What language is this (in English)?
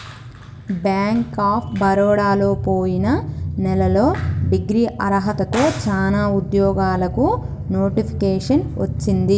Telugu